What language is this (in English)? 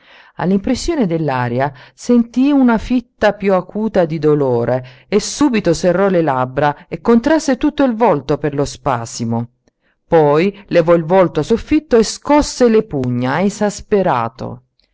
Italian